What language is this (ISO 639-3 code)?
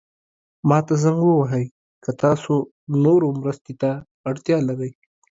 pus